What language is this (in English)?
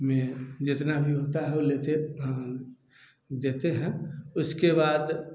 Hindi